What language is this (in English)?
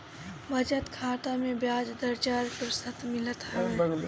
Bhojpuri